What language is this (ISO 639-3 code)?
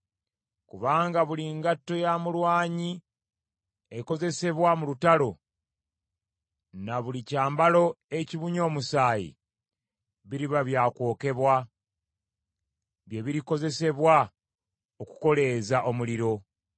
lug